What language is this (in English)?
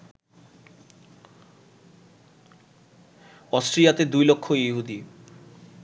Bangla